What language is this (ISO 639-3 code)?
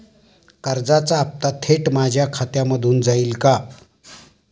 mar